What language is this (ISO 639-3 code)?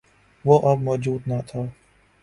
urd